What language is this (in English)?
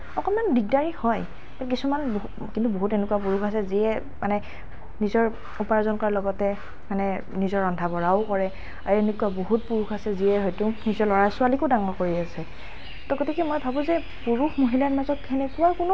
Assamese